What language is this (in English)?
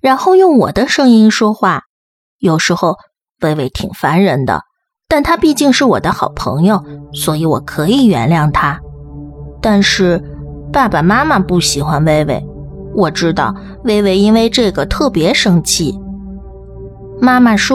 Chinese